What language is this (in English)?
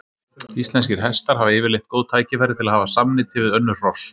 Icelandic